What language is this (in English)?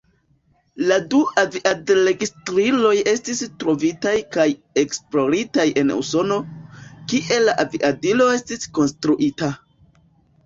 Esperanto